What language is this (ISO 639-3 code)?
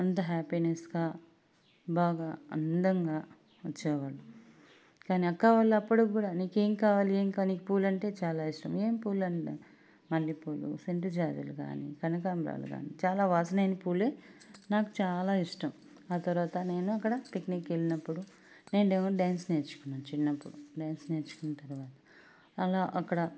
tel